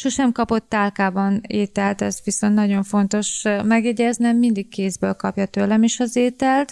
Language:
Hungarian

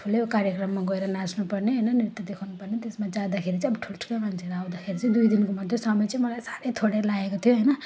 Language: Nepali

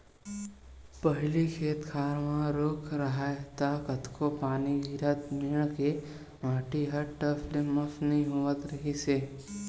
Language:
Chhattisgarhi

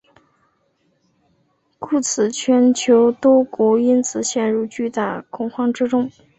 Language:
Chinese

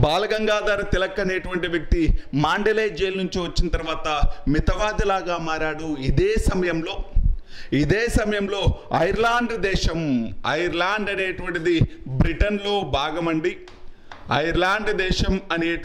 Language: Hindi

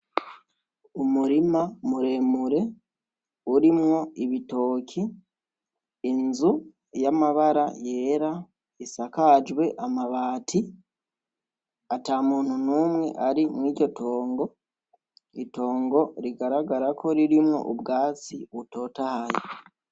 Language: Rundi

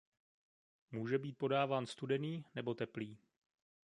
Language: Czech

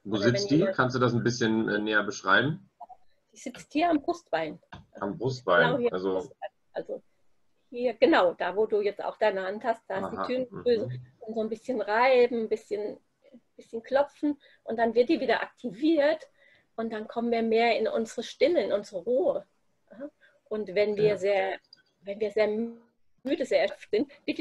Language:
German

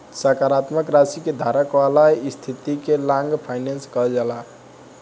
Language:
Bhojpuri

